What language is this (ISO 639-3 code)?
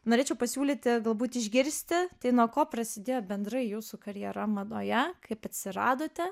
lit